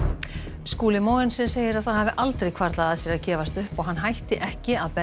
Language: Icelandic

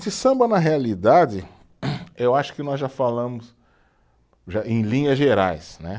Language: Portuguese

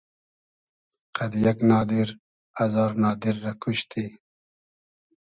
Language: Hazaragi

